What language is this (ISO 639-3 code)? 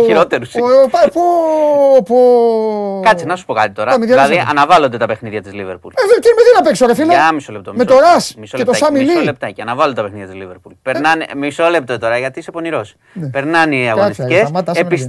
ell